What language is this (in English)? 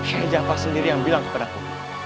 Indonesian